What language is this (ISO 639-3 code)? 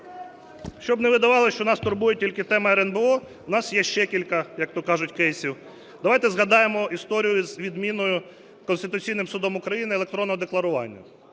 ukr